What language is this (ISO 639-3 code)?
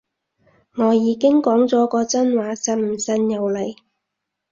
yue